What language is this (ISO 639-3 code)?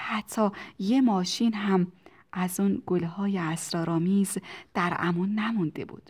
fas